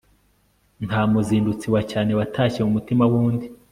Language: Kinyarwanda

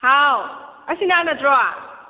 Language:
Manipuri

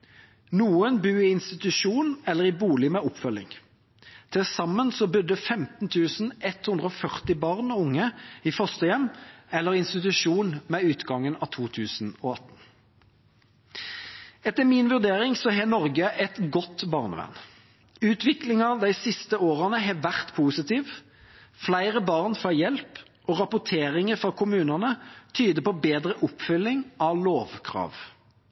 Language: Norwegian Bokmål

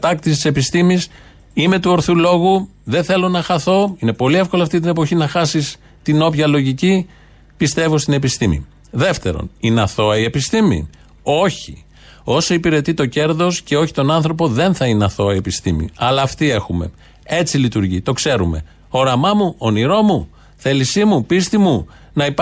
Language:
Greek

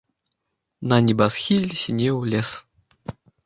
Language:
Belarusian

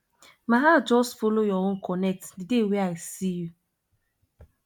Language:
Nigerian Pidgin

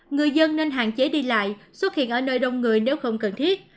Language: Vietnamese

